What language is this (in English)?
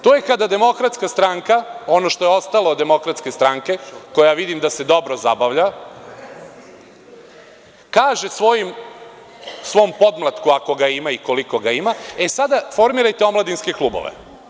Serbian